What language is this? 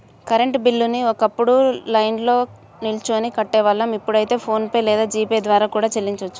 Telugu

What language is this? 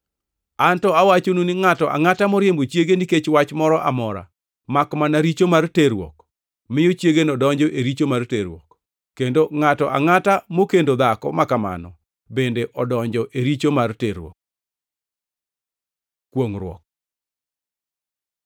Luo (Kenya and Tanzania)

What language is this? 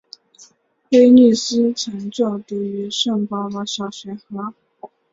Chinese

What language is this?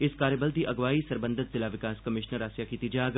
Dogri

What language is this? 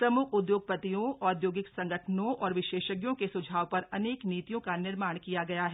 Hindi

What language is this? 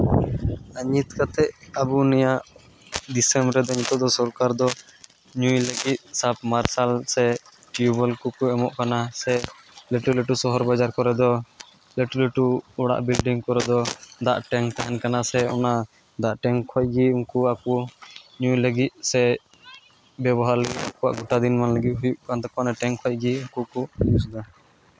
Santali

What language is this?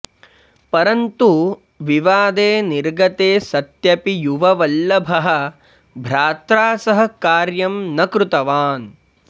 Sanskrit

